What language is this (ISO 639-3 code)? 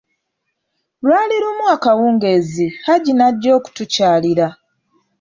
lug